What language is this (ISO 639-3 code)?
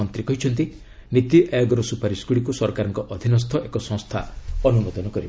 ori